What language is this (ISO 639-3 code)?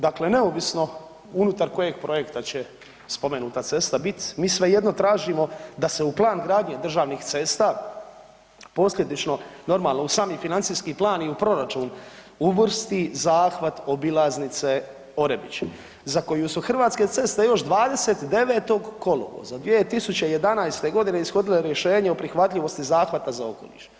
hrv